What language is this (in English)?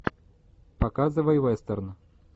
Russian